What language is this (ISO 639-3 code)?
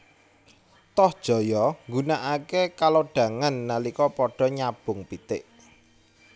jav